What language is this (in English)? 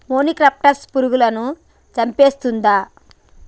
Telugu